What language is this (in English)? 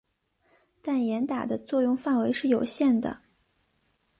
Chinese